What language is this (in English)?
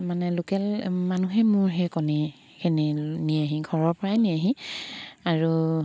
Assamese